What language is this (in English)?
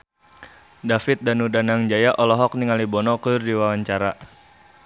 Sundanese